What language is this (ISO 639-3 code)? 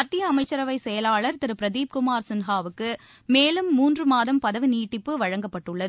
tam